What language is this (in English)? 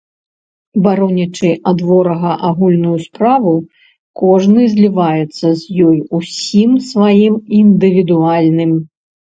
Belarusian